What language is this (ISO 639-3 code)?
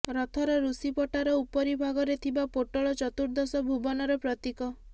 ori